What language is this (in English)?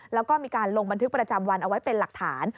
Thai